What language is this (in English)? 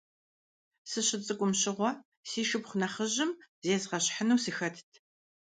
Kabardian